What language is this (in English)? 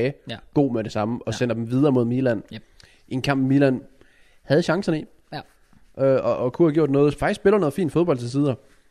Danish